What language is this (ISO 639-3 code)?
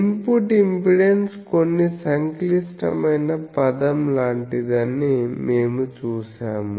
tel